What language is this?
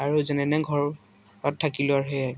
Assamese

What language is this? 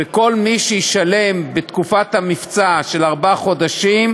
Hebrew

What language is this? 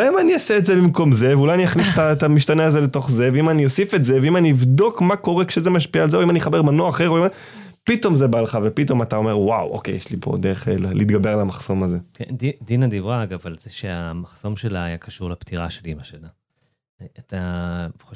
Hebrew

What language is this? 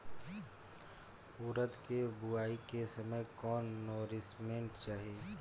Bhojpuri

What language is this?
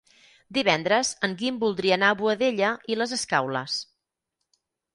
Catalan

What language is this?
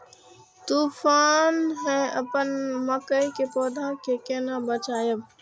Maithili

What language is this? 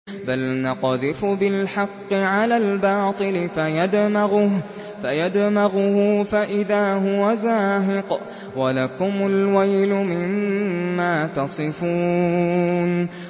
Arabic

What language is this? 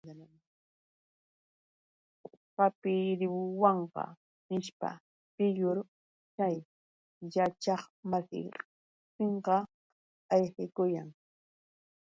Yauyos Quechua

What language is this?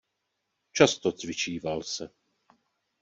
Czech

